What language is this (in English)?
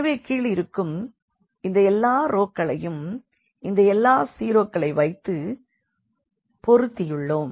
Tamil